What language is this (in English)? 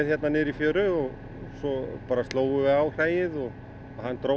Icelandic